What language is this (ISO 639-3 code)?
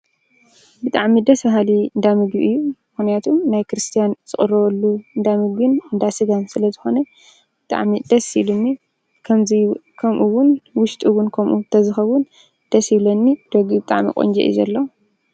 tir